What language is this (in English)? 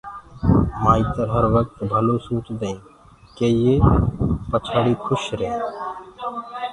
Gurgula